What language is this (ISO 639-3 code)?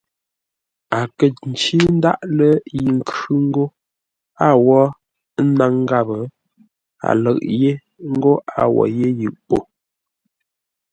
nla